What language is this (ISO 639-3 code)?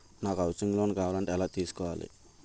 tel